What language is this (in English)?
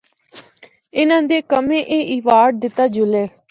Northern Hindko